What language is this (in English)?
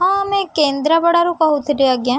Odia